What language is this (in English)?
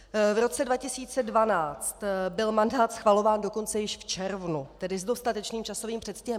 Czech